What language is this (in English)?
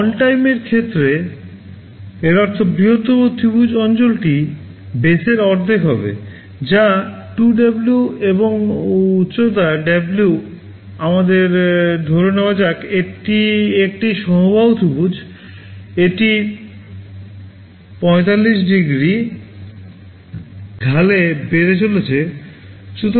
Bangla